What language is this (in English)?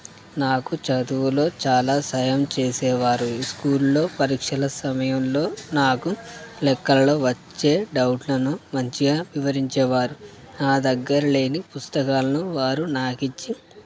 Telugu